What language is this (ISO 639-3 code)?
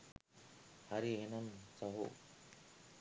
sin